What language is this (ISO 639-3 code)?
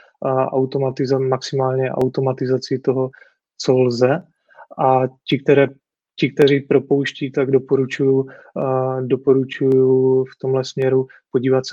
ces